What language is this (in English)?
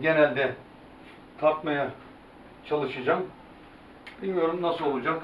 Turkish